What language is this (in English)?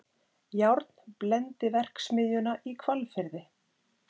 Icelandic